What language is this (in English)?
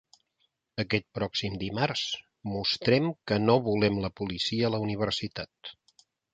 Catalan